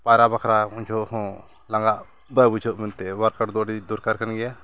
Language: Santali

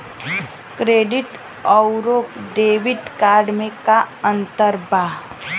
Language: Bhojpuri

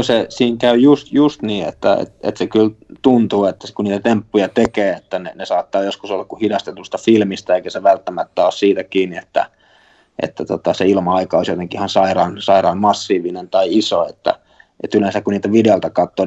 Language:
Finnish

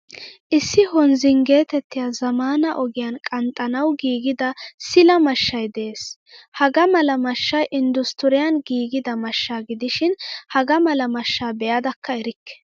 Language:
Wolaytta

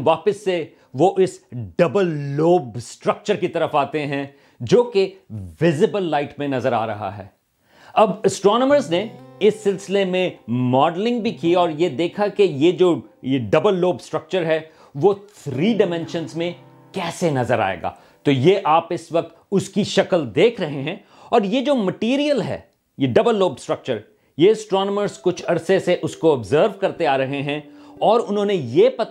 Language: Urdu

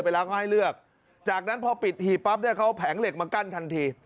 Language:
Thai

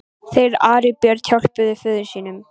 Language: Icelandic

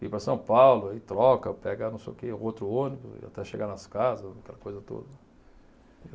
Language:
Portuguese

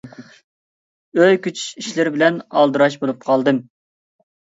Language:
Uyghur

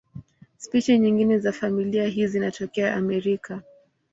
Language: Swahili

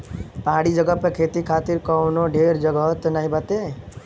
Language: Bhojpuri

